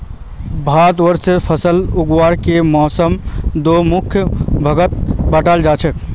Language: Magahi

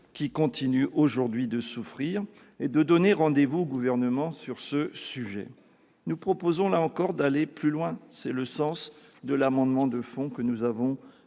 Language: French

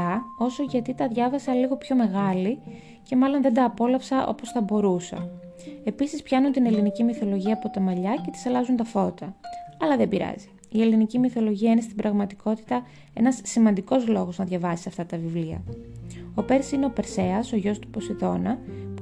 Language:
Greek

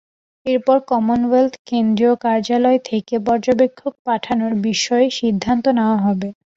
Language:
Bangla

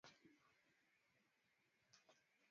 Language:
Swahili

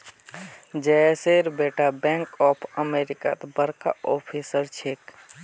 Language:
Magahi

